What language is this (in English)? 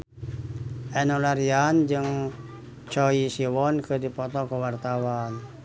Sundanese